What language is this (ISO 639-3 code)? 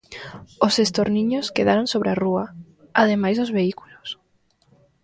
glg